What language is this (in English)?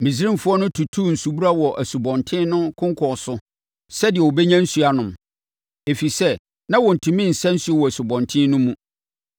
Akan